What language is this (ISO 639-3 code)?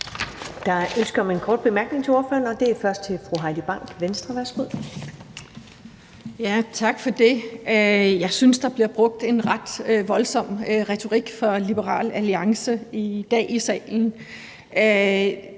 dan